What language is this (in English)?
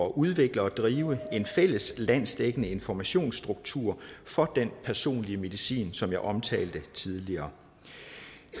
Danish